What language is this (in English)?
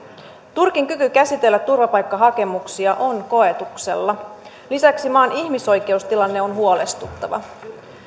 Finnish